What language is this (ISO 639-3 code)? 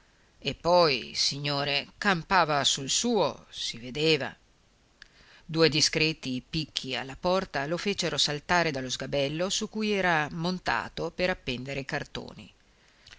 ita